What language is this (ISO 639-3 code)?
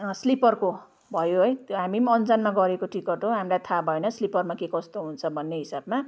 nep